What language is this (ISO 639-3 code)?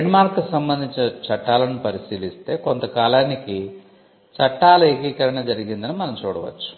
tel